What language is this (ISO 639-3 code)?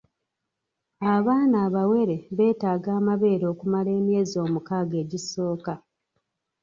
lug